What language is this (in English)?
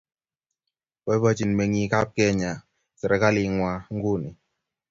Kalenjin